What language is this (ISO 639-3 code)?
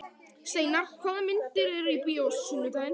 isl